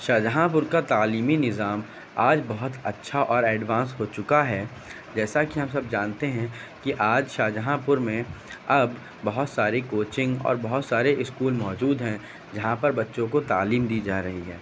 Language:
Urdu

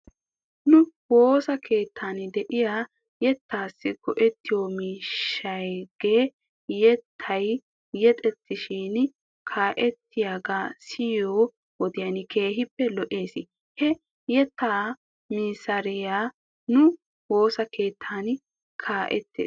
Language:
Wolaytta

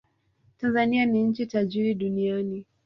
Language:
Swahili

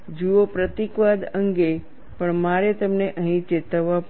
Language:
Gujarati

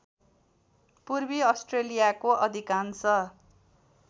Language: Nepali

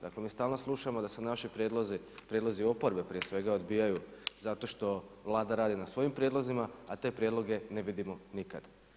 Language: Croatian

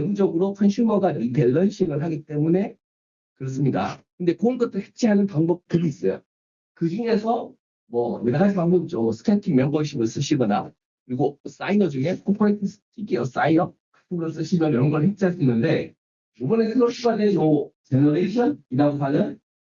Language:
Korean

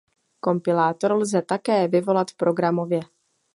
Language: Czech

